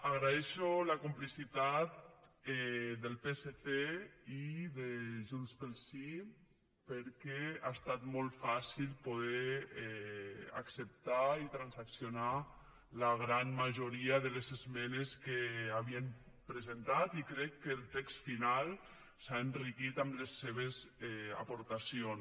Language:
Catalan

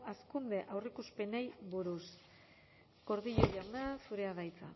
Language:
Basque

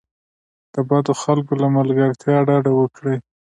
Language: Pashto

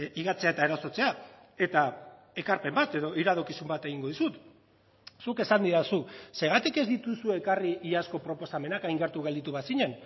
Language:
Basque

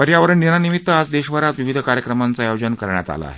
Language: Marathi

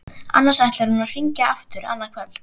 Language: Icelandic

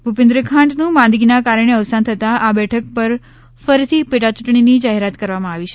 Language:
Gujarati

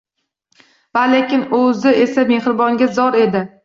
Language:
Uzbek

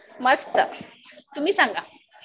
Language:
Marathi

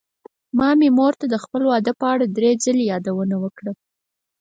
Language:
Pashto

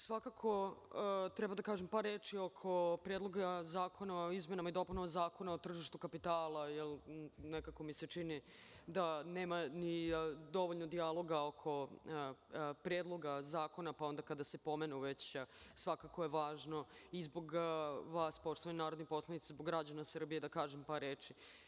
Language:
Serbian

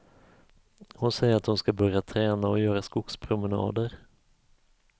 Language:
Swedish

